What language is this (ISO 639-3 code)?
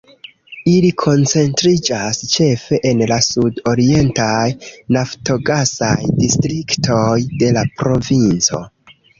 epo